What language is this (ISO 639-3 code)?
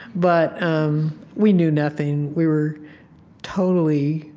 eng